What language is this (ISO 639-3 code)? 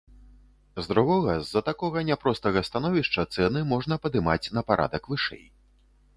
bel